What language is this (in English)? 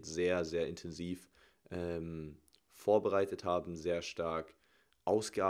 German